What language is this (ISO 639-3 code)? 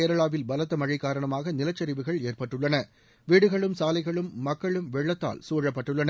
tam